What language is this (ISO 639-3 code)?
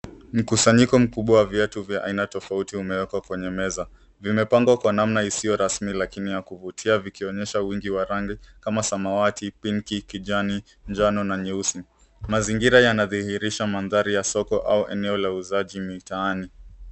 swa